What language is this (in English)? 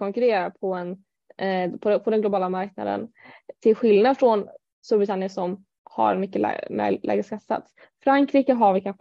Swedish